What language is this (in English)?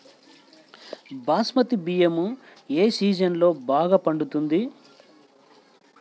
Telugu